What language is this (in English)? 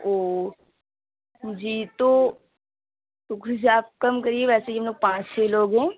Urdu